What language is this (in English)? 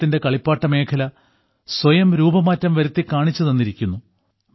Malayalam